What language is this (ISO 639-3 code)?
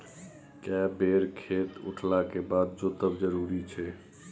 mai